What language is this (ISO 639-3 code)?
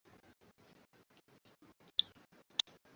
swa